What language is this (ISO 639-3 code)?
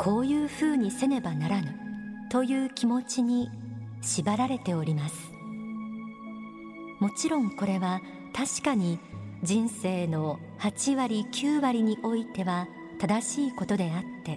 jpn